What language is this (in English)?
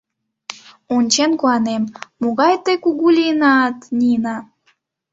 Mari